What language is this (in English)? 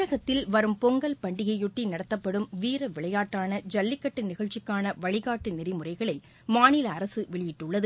Tamil